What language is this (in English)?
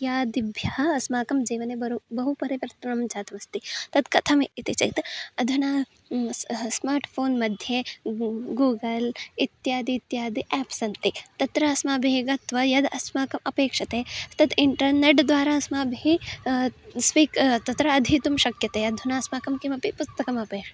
Sanskrit